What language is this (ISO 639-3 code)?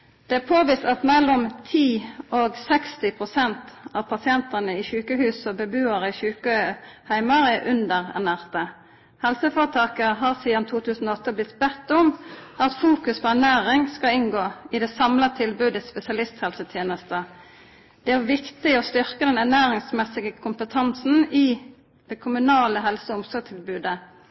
nno